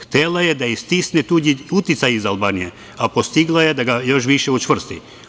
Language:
Serbian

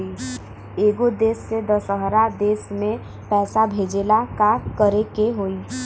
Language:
Bhojpuri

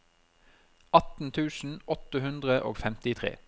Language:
Norwegian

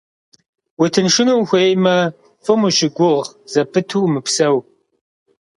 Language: Kabardian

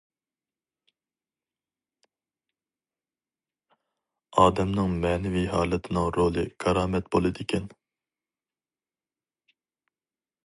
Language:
Uyghur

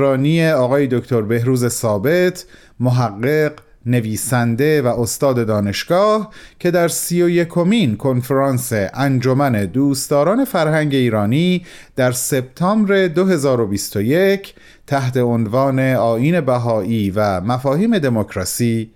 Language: Persian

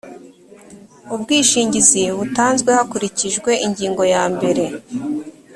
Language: Kinyarwanda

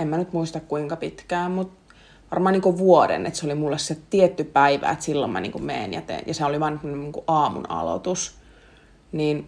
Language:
Finnish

